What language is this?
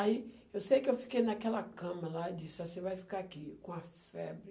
Portuguese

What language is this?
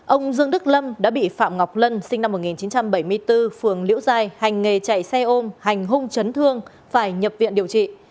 Vietnamese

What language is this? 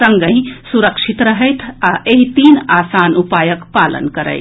Maithili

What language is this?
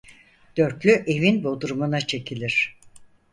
Turkish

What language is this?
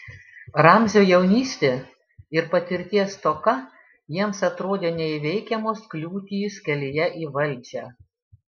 Lithuanian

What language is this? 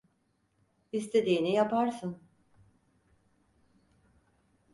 Turkish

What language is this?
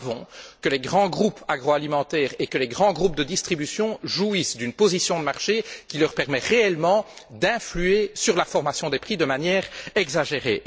French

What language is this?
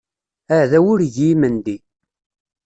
Kabyle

